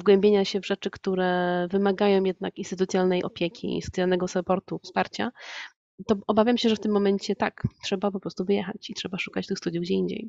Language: Polish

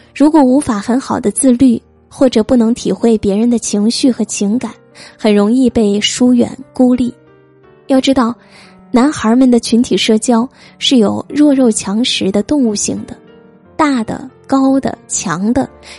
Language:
Chinese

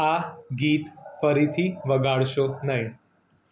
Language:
Gujarati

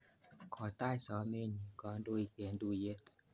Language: Kalenjin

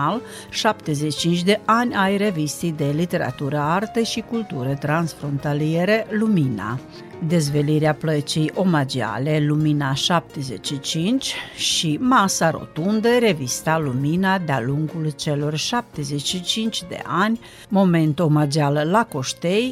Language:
Romanian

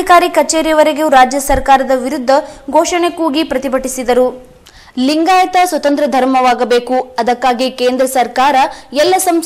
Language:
Kannada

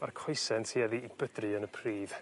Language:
Welsh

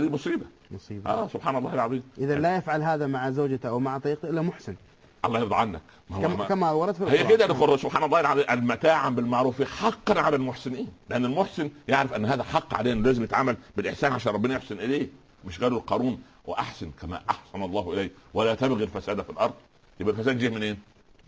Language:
Arabic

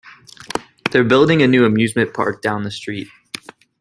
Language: English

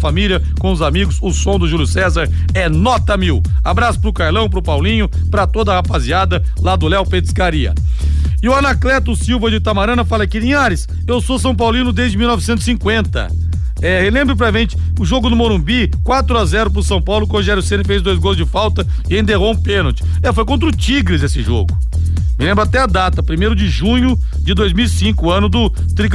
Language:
Portuguese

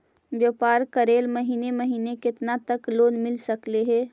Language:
Magahi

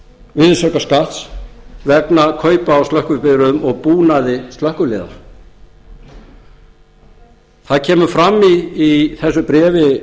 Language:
Icelandic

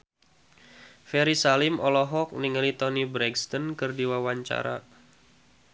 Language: Sundanese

